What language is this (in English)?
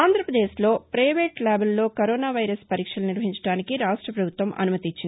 Telugu